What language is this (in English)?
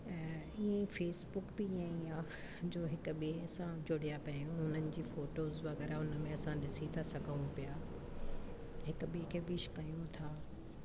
Sindhi